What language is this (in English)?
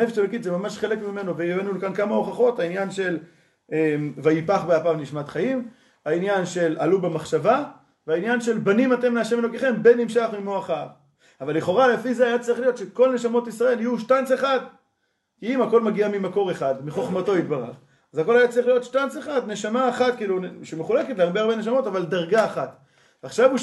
Hebrew